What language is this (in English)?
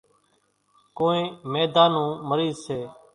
Kachi Koli